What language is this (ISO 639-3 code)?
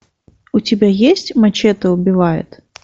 rus